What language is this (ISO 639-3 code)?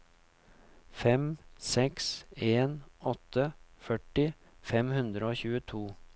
nor